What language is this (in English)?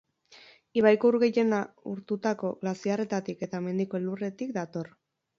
Basque